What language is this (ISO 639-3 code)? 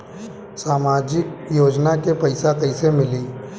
bho